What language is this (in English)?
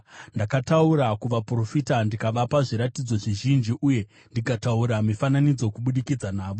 Shona